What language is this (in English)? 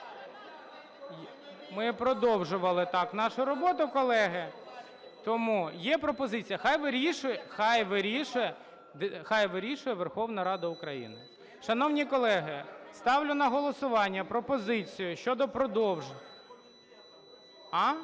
Ukrainian